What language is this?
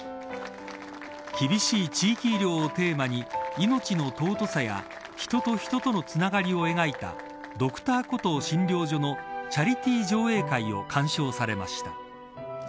Japanese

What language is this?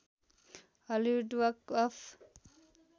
Nepali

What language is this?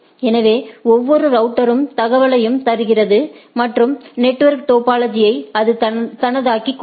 Tamil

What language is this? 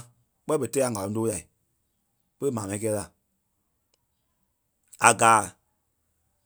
Kpelle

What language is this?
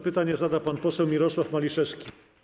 Polish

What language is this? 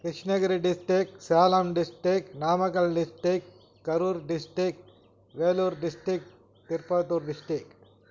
Tamil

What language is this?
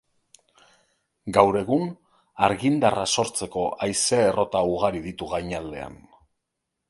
Basque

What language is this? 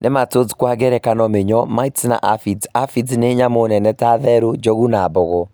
Kikuyu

